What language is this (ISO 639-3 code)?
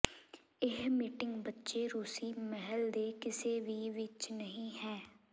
pan